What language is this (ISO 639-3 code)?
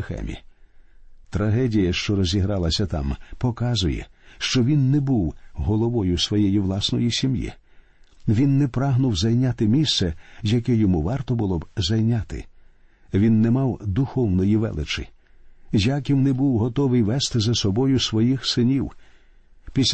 ukr